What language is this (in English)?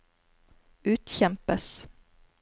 Norwegian